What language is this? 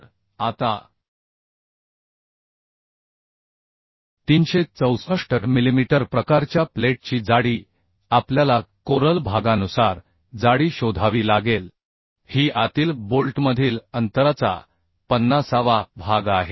Marathi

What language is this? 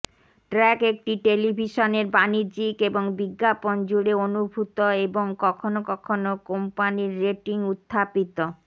Bangla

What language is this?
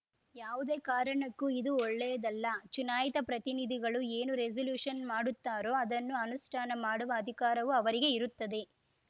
Kannada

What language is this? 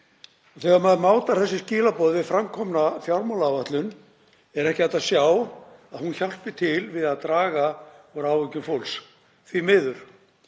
Icelandic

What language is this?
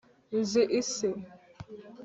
Kinyarwanda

